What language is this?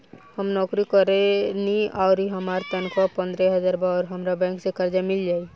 Bhojpuri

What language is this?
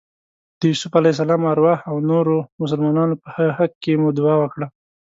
Pashto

